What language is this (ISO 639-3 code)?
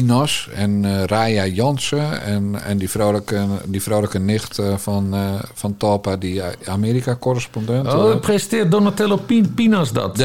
nld